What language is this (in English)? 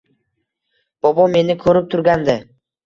Uzbek